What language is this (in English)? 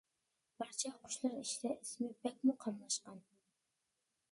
Uyghur